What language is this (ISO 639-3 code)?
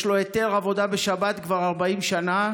heb